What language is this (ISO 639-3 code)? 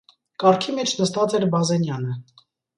hye